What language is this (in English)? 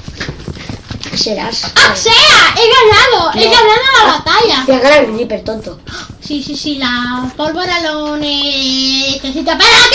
Spanish